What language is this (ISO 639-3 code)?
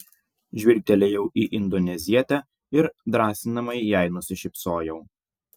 lit